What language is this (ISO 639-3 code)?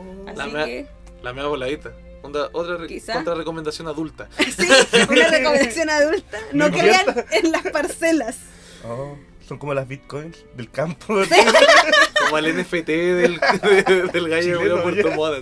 spa